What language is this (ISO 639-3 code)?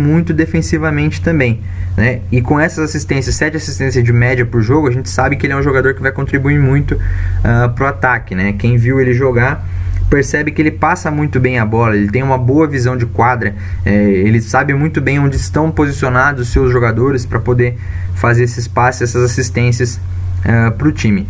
por